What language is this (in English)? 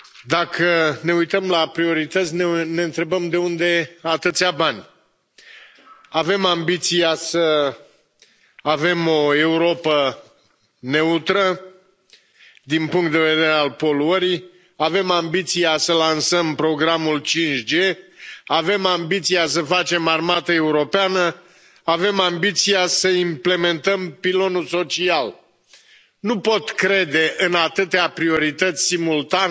Romanian